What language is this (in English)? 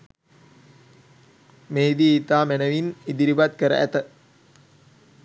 Sinhala